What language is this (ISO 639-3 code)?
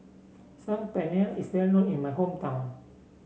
eng